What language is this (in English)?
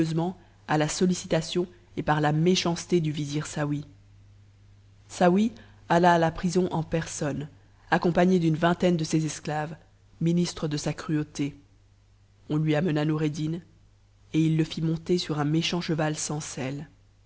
French